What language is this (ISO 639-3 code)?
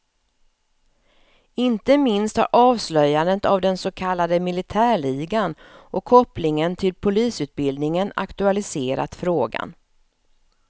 swe